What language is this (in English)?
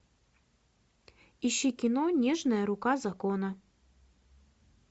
Russian